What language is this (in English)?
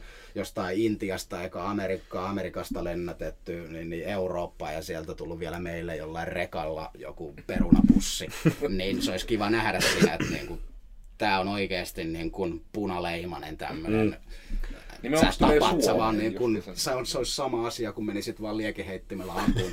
Finnish